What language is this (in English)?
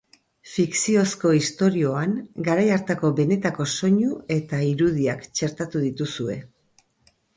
Basque